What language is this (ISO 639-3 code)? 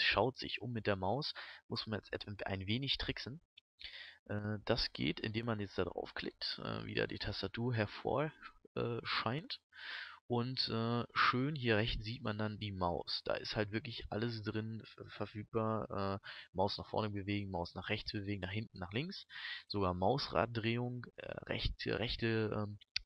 deu